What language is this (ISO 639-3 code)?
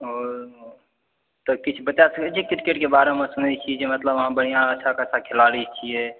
mai